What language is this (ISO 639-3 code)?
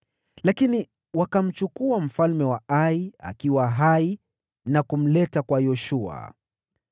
swa